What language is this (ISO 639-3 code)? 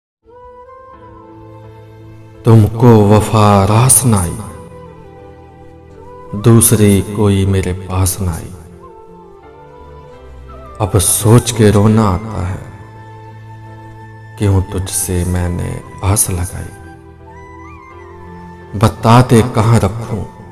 pan